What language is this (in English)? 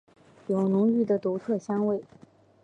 Chinese